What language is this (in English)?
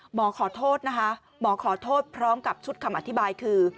Thai